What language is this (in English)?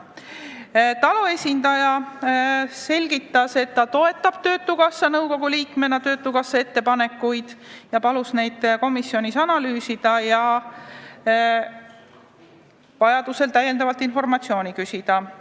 Estonian